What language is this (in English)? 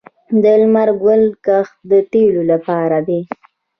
Pashto